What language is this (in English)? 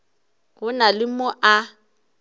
Northern Sotho